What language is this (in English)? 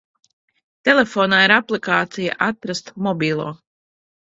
Latvian